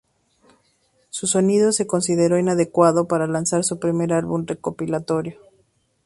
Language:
Spanish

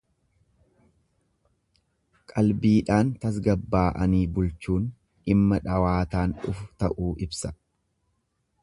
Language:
Oromo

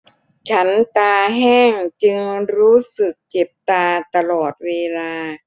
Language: Thai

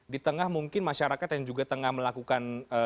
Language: Indonesian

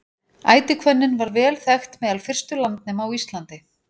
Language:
Icelandic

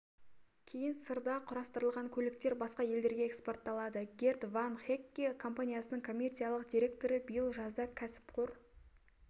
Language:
Kazakh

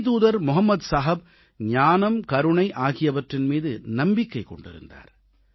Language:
Tamil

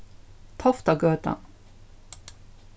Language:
Faroese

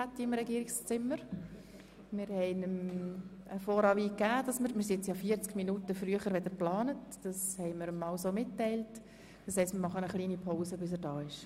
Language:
Swiss German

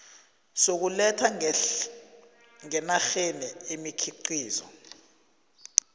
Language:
South Ndebele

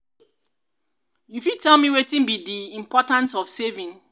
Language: Nigerian Pidgin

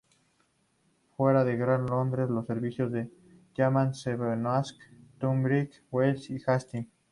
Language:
Spanish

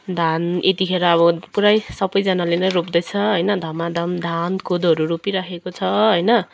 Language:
Nepali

